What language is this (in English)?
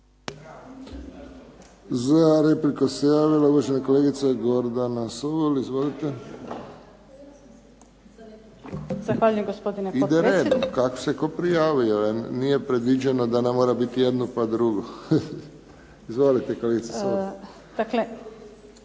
Croatian